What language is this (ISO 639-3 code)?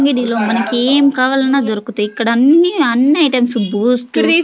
tel